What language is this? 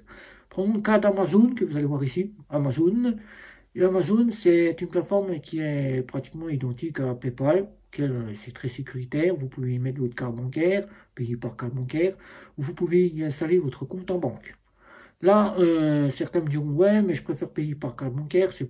French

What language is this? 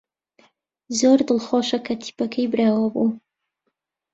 Central Kurdish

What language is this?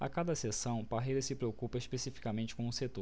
Portuguese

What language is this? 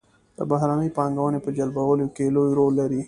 Pashto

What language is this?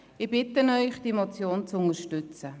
Swiss German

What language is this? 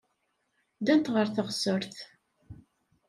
Kabyle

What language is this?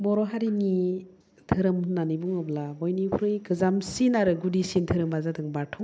Bodo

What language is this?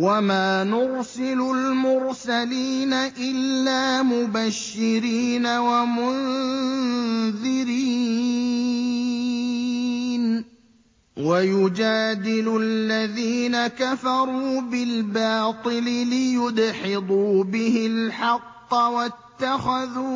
Arabic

